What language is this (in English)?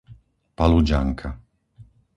Slovak